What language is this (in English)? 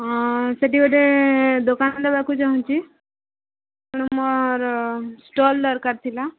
Odia